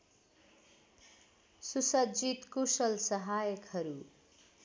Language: Nepali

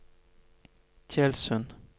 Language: Norwegian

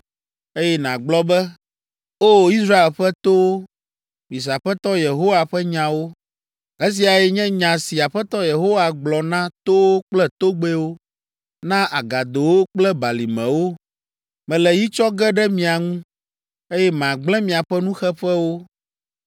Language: Ewe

